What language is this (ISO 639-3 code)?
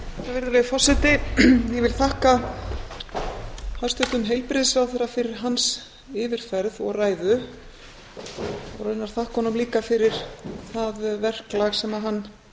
isl